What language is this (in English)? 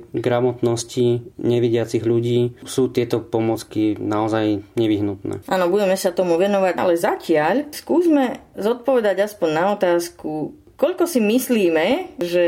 Slovak